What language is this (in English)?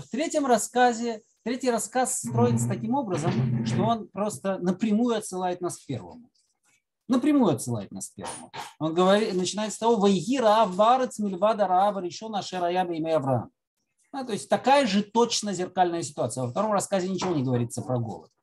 Russian